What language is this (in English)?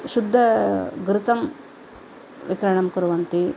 Sanskrit